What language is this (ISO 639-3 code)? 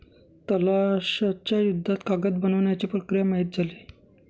mar